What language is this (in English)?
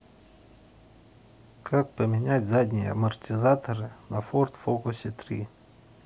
Russian